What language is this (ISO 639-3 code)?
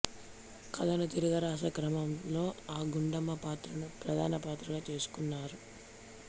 tel